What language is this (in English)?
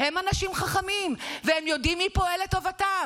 Hebrew